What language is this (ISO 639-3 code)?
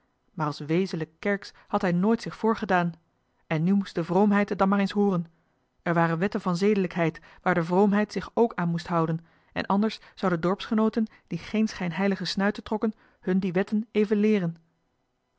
nld